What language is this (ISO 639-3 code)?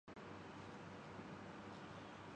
urd